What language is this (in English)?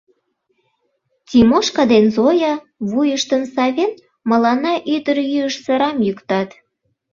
Mari